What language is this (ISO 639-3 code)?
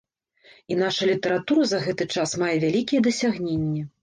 bel